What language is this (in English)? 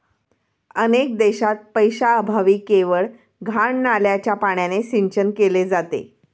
Marathi